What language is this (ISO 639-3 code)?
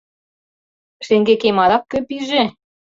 chm